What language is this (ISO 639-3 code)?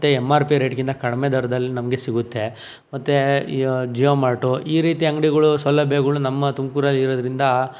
kan